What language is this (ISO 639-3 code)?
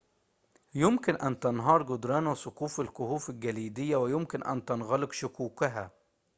ara